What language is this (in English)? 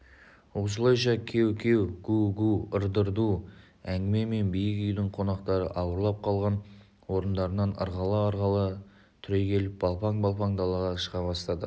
Kazakh